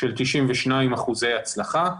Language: Hebrew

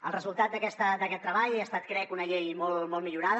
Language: Catalan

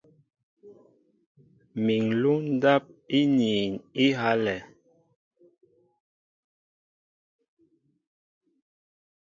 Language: Mbo (Cameroon)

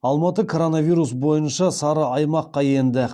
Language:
Kazakh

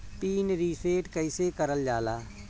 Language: Bhojpuri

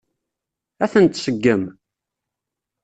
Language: Kabyle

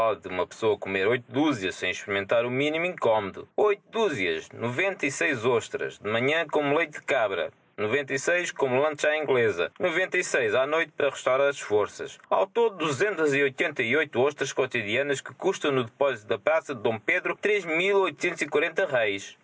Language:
Portuguese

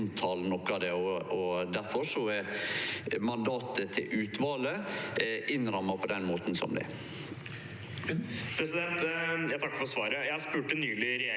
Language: Norwegian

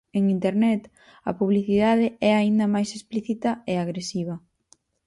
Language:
Galician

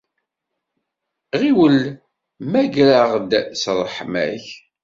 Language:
Kabyle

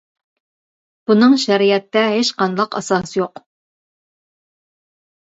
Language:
Uyghur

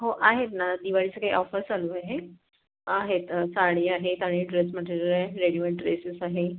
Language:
Marathi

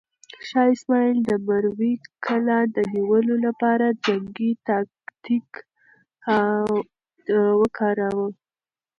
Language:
Pashto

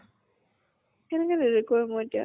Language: Assamese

